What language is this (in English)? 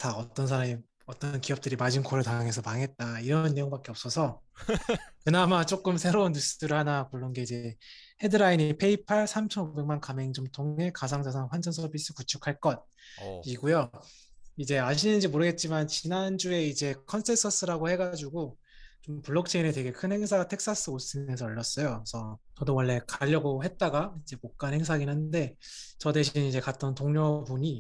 Korean